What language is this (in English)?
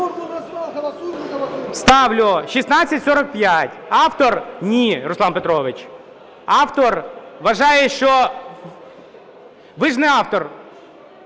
Ukrainian